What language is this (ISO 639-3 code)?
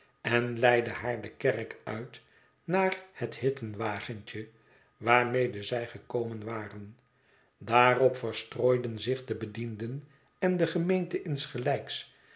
nld